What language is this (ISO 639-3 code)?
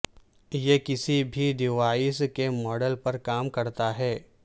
urd